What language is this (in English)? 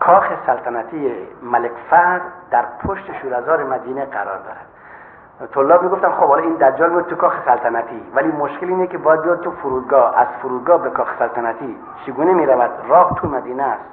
Persian